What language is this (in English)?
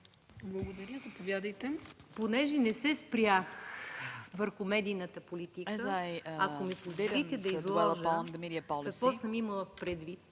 Bulgarian